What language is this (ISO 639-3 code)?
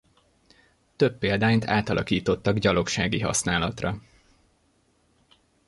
hun